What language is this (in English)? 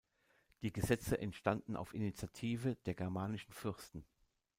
German